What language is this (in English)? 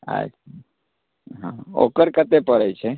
Maithili